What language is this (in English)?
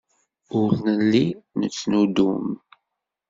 Kabyle